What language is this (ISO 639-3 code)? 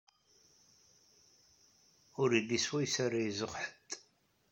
kab